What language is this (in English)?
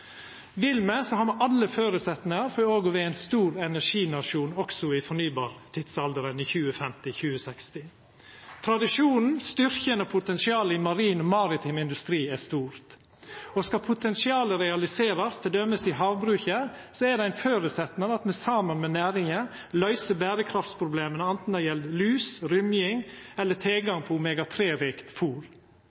Norwegian Nynorsk